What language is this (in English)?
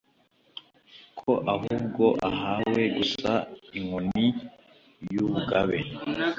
Kinyarwanda